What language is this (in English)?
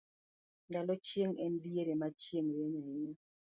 Luo (Kenya and Tanzania)